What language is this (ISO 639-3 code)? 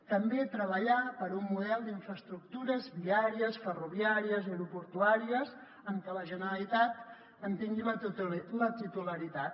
cat